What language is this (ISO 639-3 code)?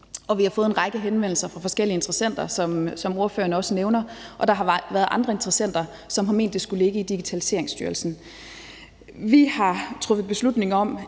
dan